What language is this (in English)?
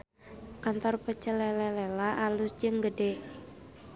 Sundanese